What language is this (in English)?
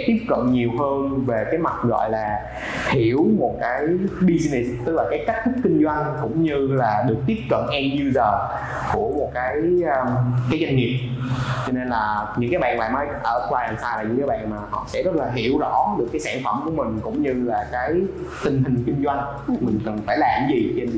Vietnamese